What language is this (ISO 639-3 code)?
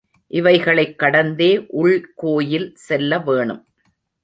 tam